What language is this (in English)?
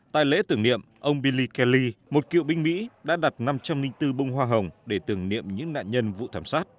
Vietnamese